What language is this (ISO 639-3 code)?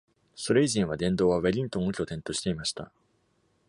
jpn